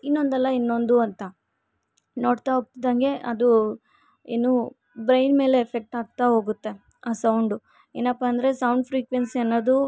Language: Kannada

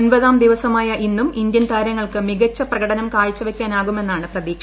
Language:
Malayalam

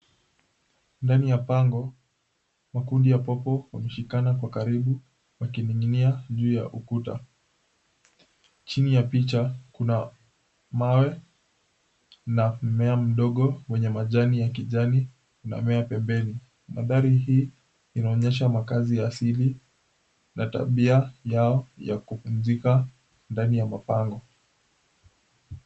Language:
Swahili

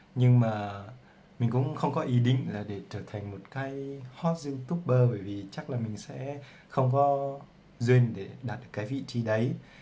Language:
Vietnamese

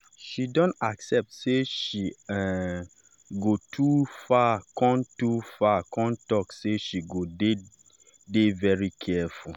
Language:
Nigerian Pidgin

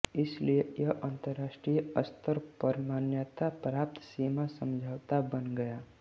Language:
Hindi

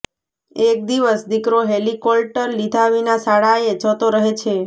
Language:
Gujarati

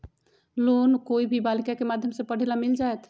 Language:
Magahi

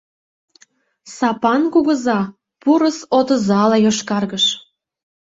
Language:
Mari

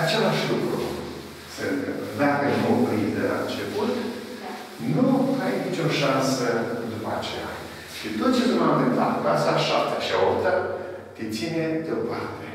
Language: Romanian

